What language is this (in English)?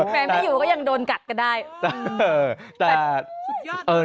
Thai